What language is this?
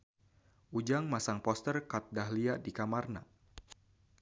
Sundanese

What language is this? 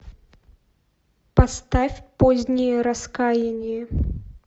Russian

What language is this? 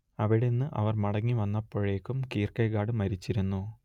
Malayalam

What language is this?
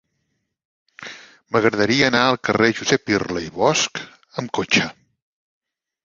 Catalan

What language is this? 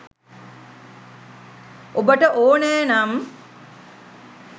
Sinhala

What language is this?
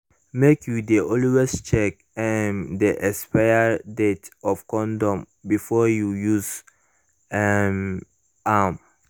Nigerian Pidgin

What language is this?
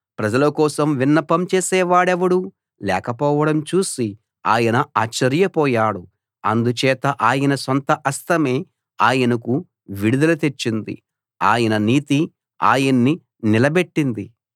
Telugu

